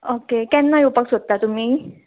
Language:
Konkani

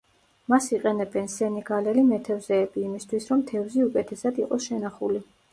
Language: Georgian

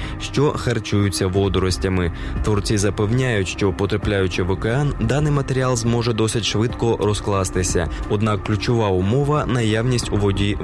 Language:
Ukrainian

